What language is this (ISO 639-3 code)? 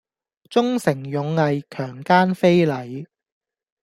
yue